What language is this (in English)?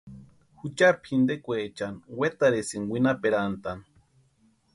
Western Highland Purepecha